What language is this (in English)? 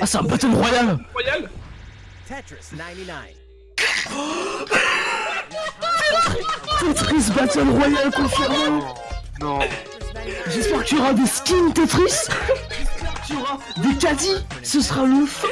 French